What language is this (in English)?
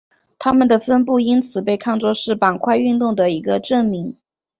Chinese